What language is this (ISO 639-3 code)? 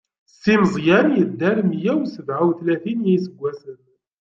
kab